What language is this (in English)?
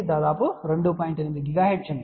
Telugu